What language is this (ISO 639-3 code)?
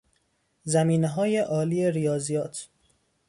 fas